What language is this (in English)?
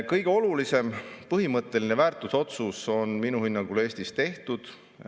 Estonian